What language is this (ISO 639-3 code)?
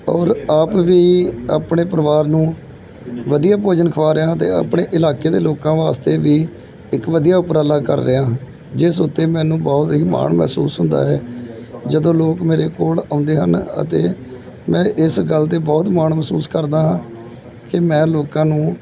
pan